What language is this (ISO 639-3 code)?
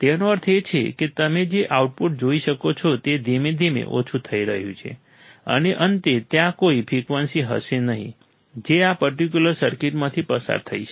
guj